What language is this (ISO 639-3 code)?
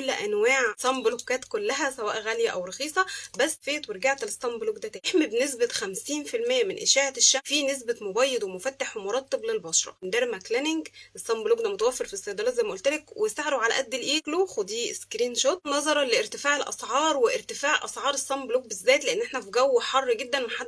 ara